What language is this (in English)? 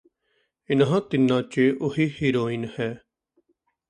Punjabi